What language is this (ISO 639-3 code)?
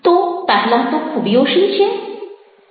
guj